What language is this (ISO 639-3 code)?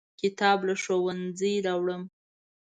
pus